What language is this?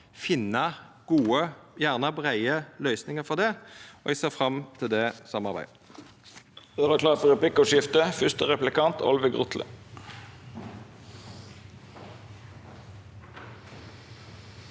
Norwegian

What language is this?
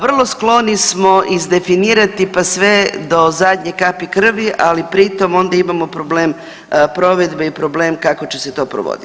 Croatian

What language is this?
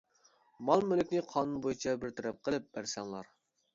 Uyghur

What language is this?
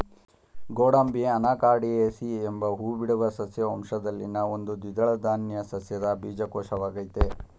Kannada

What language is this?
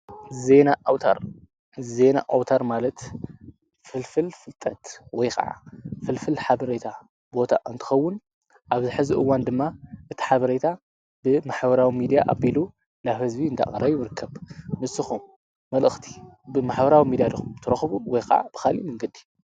Tigrinya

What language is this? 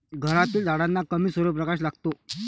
Marathi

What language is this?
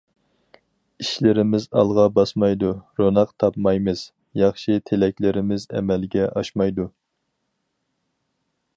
Uyghur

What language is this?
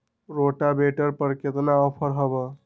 Magahi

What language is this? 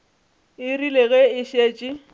Northern Sotho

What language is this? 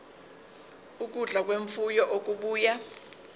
Zulu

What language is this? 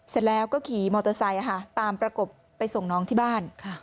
Thai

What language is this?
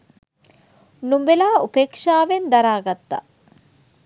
Sinhala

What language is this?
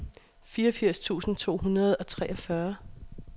Danish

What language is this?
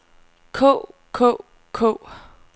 Danish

